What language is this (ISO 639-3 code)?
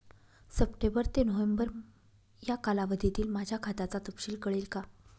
mar